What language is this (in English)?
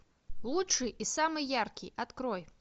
Russian